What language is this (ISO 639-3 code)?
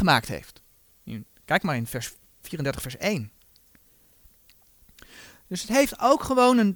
nld